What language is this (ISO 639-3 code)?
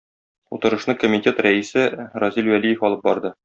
tat